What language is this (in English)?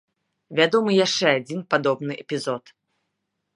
Belarusian